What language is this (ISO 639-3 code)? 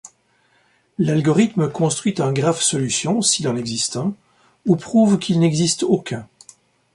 fra